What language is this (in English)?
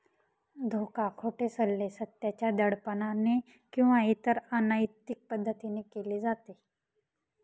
Marathi